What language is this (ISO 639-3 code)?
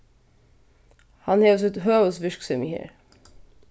fao